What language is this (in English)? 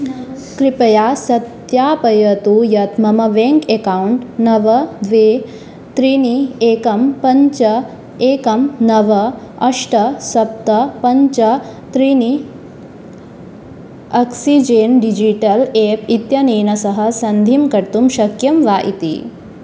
Sanskrit